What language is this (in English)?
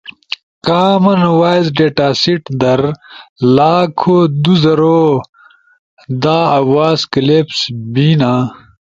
Ushojo